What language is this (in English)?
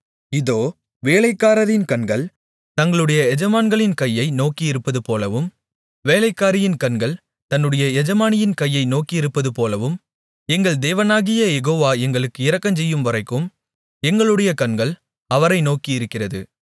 Tamil